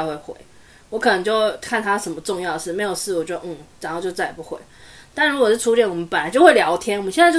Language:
Chinese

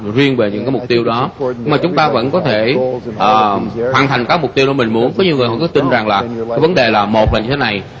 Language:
Vietnamese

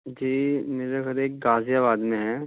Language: Urdu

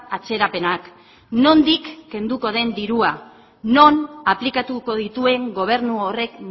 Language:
Basque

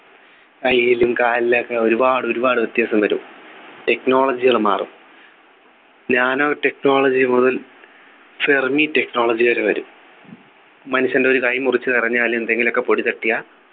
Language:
Malayalam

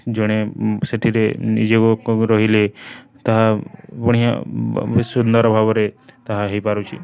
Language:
Odia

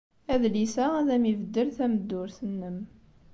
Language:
Kabyle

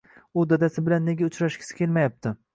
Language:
Uzbek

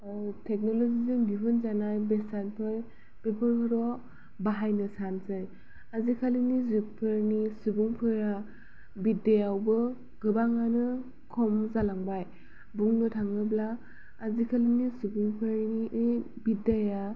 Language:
Bodo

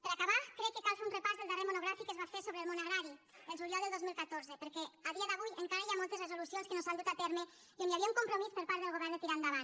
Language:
Catalan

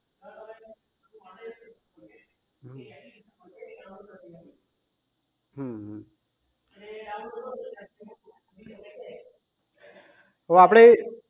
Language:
Gujarati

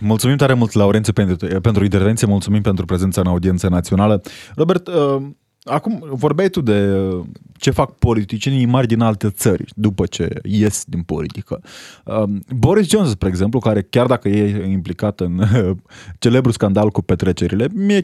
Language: Romanian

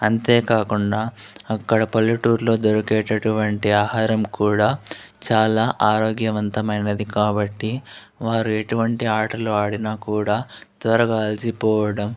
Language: Telugu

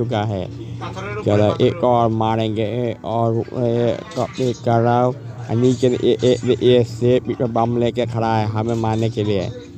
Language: Thai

